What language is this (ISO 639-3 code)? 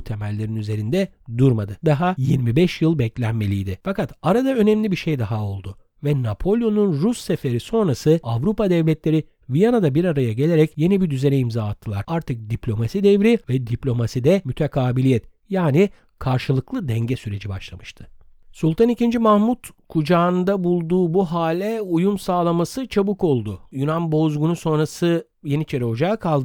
tur